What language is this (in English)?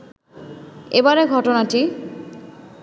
Bangla